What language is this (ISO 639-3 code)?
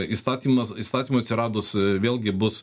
lit